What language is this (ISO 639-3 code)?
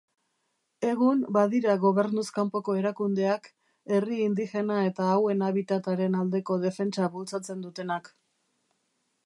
eus